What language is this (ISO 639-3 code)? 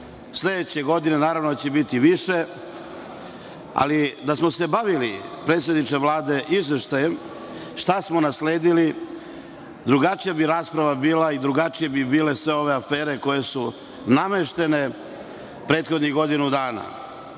srp